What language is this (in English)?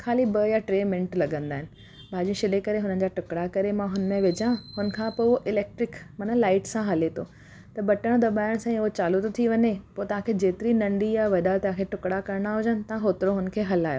Sindhi